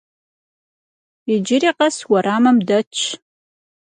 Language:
Kabardian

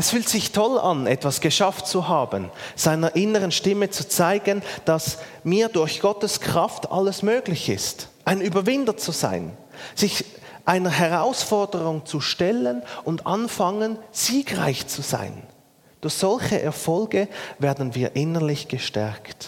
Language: German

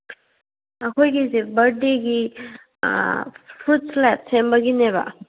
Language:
Manipuri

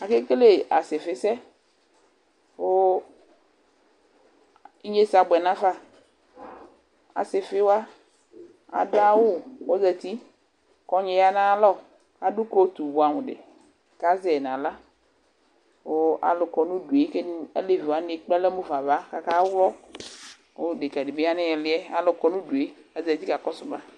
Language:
Ikposo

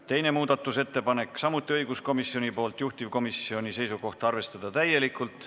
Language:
Estonian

